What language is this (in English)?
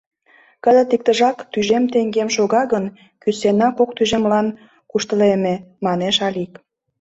Mari